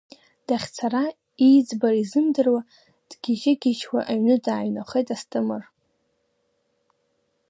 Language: Abkhazian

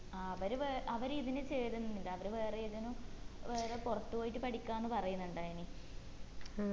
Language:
Malayalam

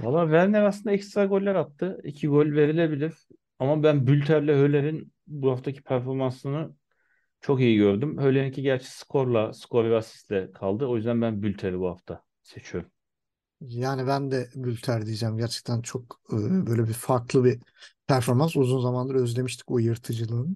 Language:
Turkish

